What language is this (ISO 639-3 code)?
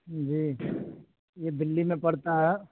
urd